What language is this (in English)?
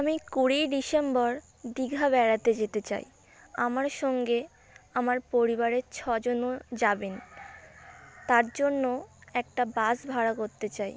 Bangla